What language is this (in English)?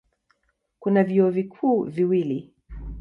Swahili